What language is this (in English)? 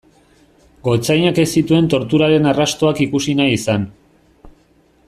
Basque